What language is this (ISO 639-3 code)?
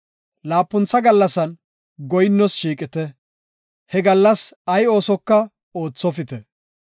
gof